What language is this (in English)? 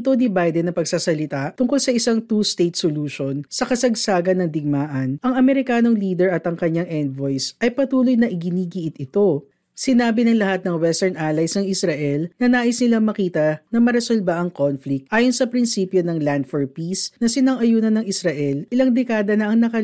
Filipino